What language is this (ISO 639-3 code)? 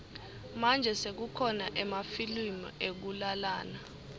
ssw